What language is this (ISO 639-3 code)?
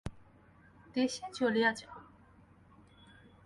ben